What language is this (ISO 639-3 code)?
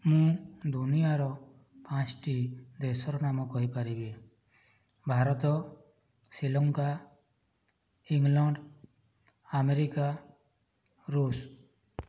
ori